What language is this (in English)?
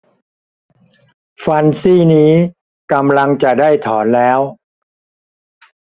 Thai